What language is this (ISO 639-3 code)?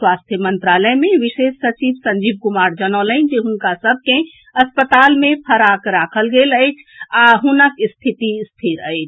mai